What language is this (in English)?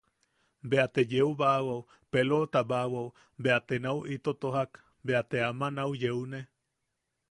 Yaqui